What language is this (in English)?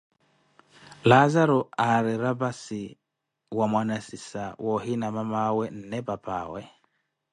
Koti